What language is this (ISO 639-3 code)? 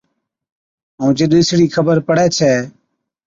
odk